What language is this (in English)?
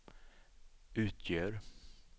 Swedish